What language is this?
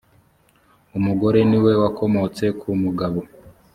Kinyarwanda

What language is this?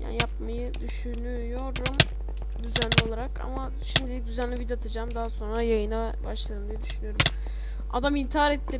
Turkish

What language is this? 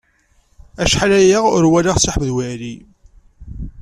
Kabyle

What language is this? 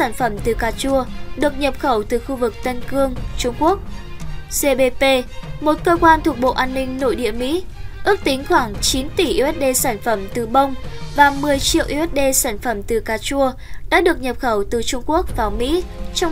Vietnamese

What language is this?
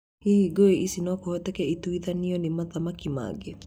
Kikuyu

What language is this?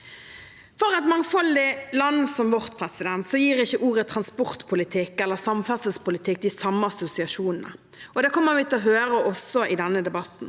Norwegian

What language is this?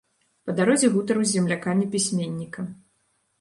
Belarusian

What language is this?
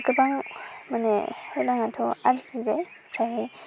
Bodo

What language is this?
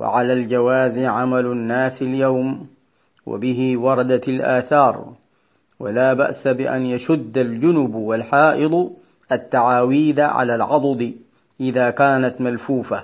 Arabic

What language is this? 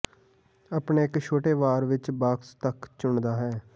Punjabi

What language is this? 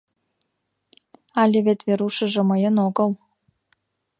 Mari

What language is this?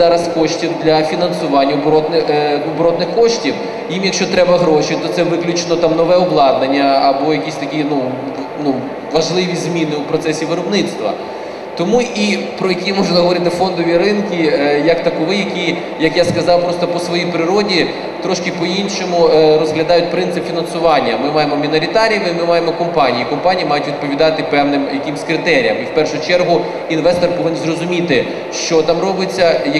Ukrainian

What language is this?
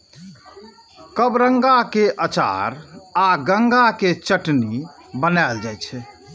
Maithili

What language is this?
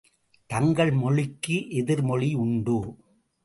Tamil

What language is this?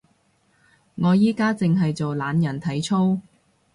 Cantonese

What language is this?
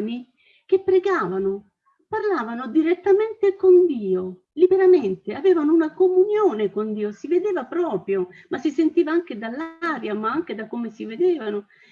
Italian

